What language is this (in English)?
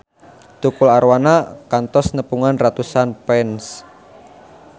Sundanese